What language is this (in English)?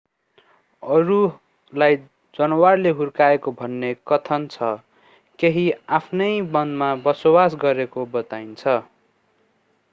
Nepali